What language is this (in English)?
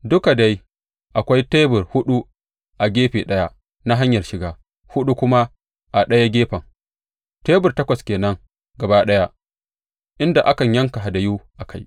Hausa